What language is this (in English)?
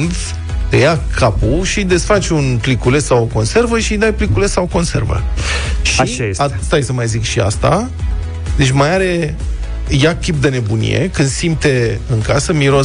Romanian